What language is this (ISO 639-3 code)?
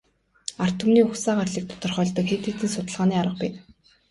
mon